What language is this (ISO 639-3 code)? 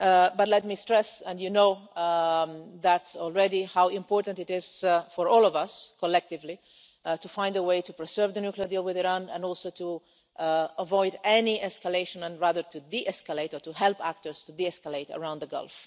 eng